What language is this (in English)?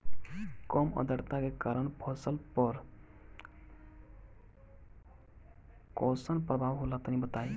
Bhojpuri